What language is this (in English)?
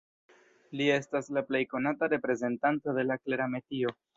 Esperanto